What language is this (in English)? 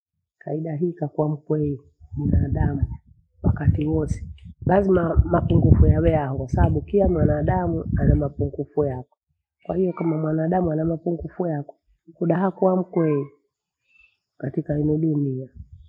Bondei